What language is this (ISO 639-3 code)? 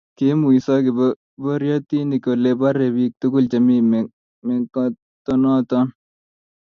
kln